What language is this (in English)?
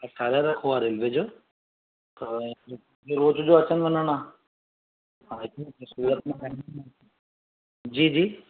Sindhi